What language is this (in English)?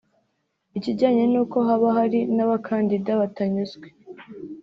Kinyarwanda